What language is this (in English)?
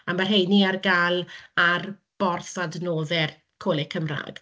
Welsh